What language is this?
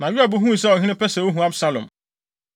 Akan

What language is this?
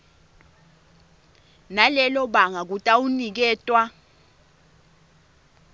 Swati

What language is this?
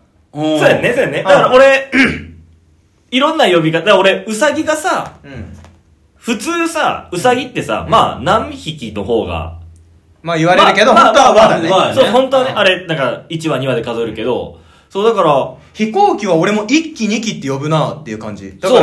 Japanese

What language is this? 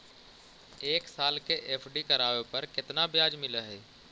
Magahi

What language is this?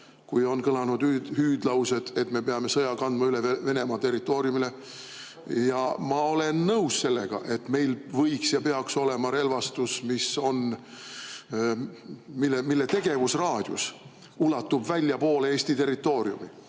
Estonian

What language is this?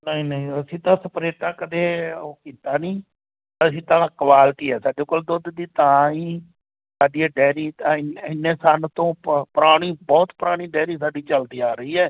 Punjabi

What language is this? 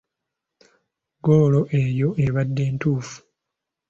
Ganda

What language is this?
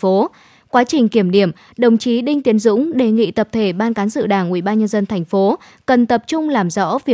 Vietnamese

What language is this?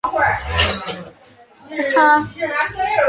Chinese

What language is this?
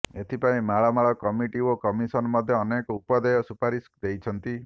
Odia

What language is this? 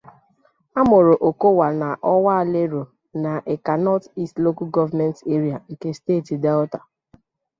Igbo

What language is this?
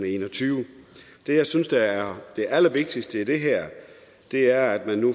Danish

